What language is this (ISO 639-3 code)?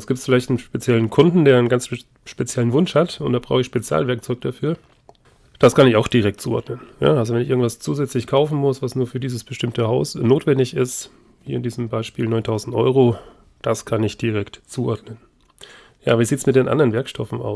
deu